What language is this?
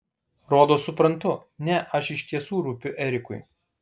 Lithuanian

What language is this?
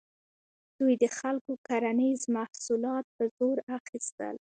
Pashto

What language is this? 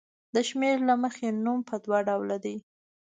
Pashto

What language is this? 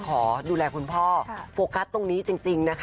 Thai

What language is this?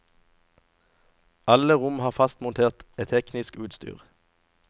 Norwegian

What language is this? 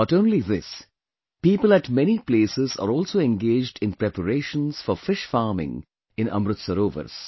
English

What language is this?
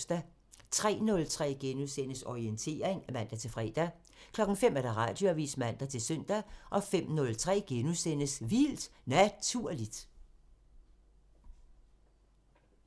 Danish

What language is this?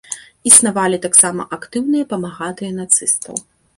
Belarusian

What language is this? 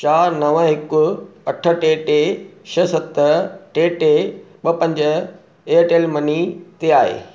Sindhi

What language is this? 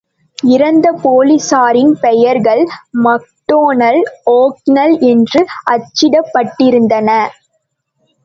Tamil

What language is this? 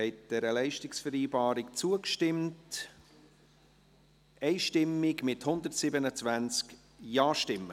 Swiss German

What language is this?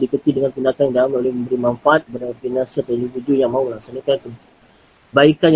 Malay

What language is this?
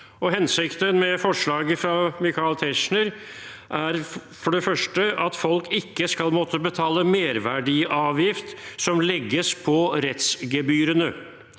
Norwegian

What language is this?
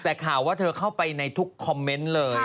Thai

